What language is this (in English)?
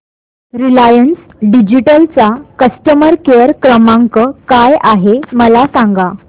Marathi